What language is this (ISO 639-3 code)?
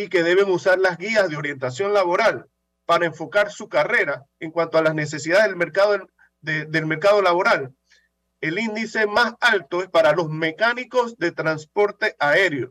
spa